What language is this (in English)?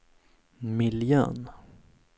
Swedish